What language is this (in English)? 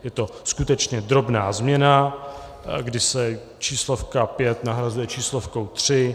Czech